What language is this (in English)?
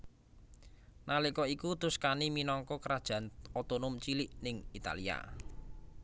Javanese